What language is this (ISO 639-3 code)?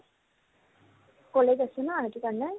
asm